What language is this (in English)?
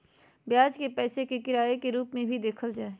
Magahi